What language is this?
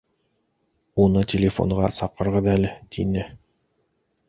Bashkir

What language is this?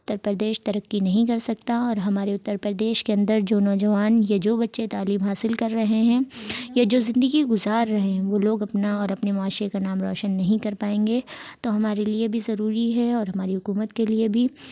Urdu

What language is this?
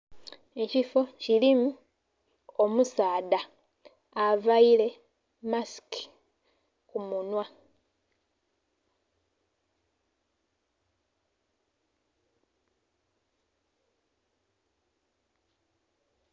Soga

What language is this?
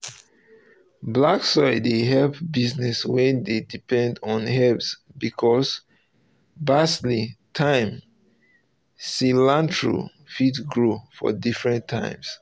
Nigerian Pidgin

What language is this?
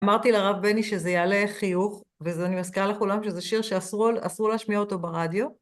Hebrew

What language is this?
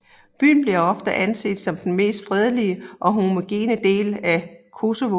Danish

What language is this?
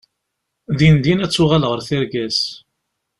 Kabyle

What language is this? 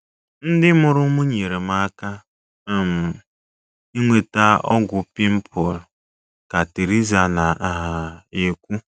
Igbo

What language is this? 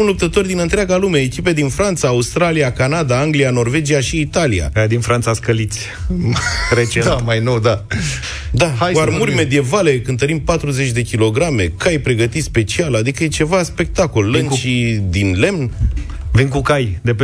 Romanian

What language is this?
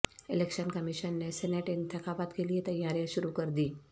Urdu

